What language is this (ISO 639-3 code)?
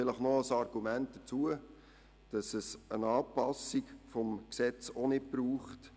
gsw